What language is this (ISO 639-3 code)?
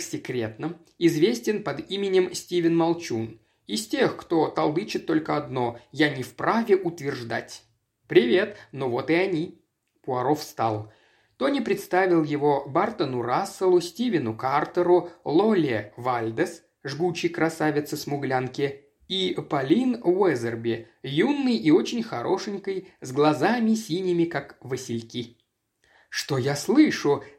rus